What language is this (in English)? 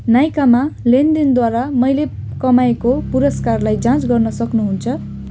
Nepali